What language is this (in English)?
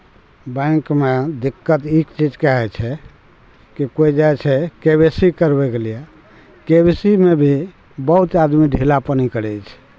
Maithili